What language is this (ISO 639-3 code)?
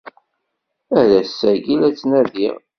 kab